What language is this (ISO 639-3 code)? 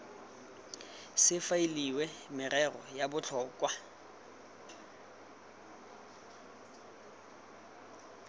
tsn